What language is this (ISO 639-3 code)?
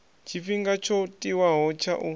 ven